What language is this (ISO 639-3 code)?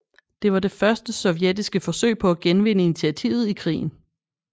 dan